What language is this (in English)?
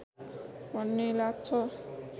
Nepali